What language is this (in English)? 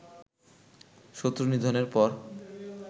Bangla